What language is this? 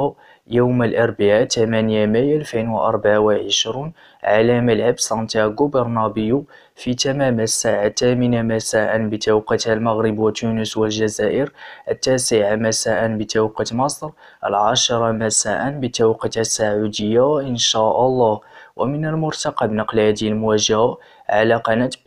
Arabic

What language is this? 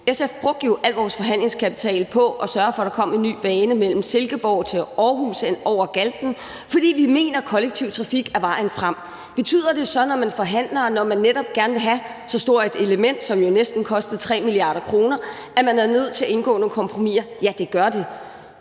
Danish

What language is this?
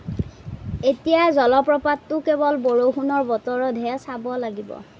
Assamese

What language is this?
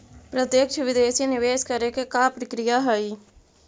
Magahi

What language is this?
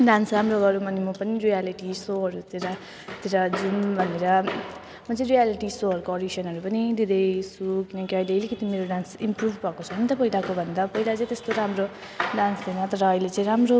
Nepali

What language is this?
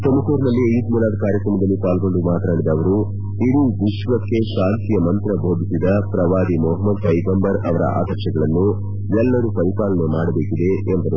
Kannada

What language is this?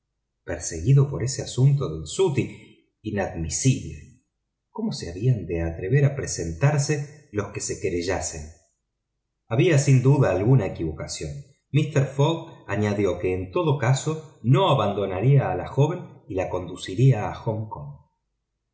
Spanish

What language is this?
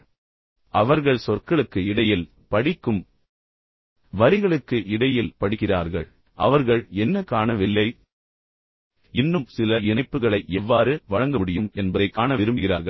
Tamil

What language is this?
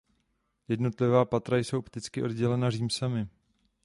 Czech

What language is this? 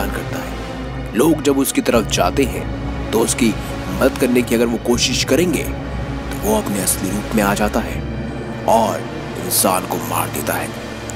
Hindi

